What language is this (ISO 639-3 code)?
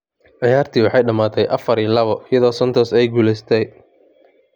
som